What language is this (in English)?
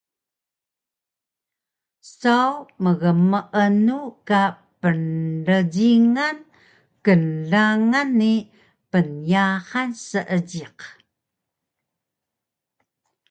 Taroko